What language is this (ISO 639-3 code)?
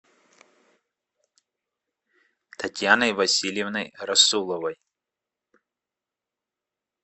rus